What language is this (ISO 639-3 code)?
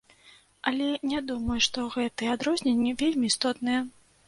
bel